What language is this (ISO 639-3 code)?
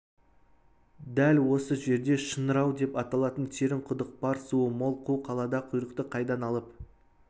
kaz